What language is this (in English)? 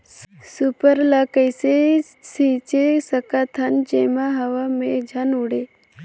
Chhattisgarhi